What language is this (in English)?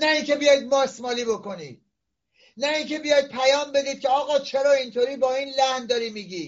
Persian